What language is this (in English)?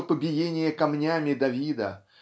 Russian